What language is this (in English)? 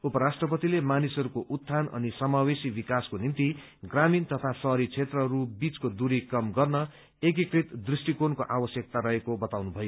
Nepali